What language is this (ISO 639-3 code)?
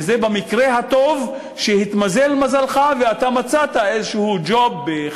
heb